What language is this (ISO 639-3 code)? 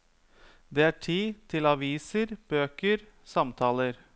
nor